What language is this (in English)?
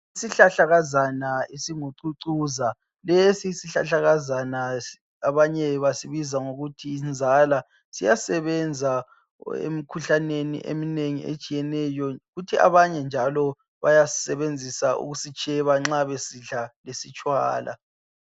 North Ndebele